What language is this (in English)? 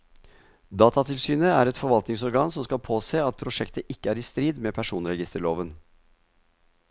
Norwegian